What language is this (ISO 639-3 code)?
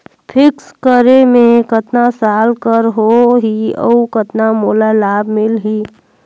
hne